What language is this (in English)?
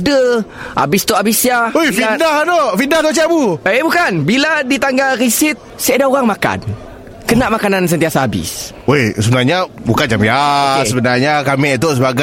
Malay